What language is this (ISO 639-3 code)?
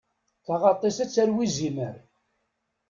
kab